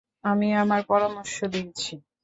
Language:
Bangla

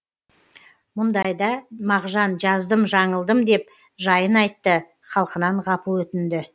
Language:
Kazakh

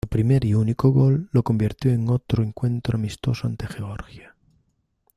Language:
Spanish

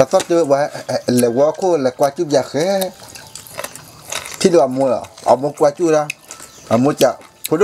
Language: Thai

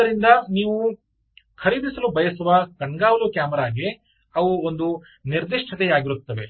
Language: Kannada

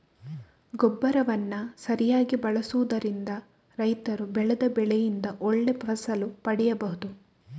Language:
Kannada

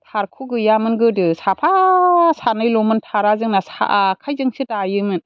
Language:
Bodo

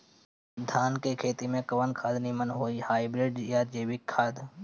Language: Bhojpuri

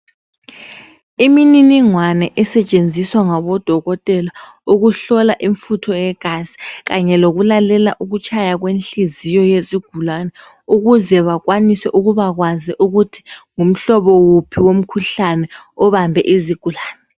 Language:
North Ndebele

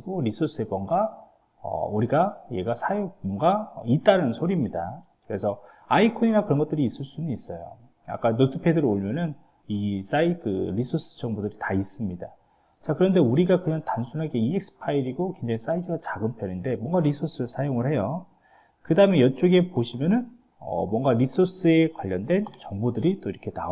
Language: Korean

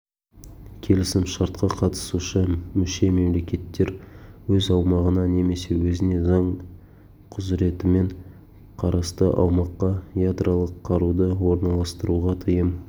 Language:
Kazakh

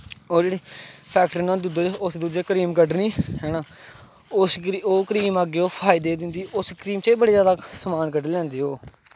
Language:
Dogri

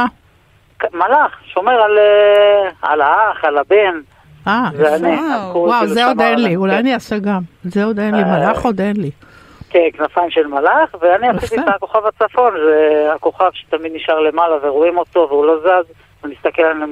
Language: Hebrew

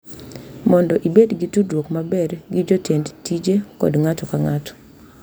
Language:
Luo (Kenya and Tanzania)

